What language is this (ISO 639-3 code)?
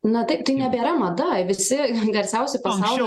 lit